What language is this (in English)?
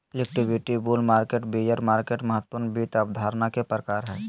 Magahi